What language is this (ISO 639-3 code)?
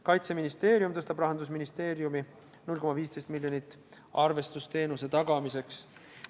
est